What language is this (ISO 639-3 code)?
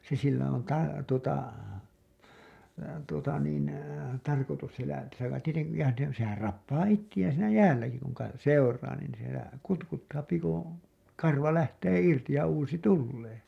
fin